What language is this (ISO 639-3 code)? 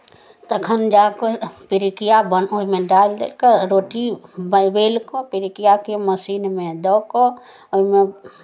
mai